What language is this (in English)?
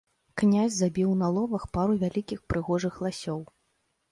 Belarusian